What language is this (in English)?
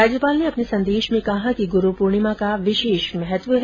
Hindi